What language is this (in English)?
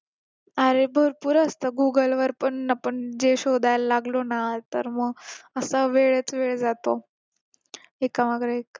Marathi